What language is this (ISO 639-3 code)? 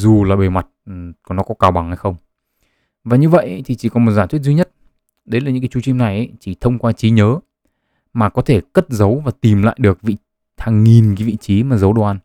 vie